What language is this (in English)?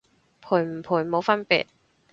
Cantonese